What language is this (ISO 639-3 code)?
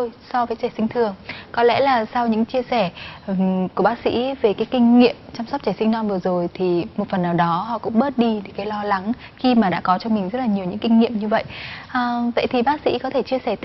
vie